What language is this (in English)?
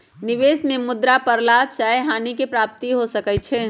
Magahi